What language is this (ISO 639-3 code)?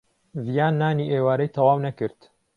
ckb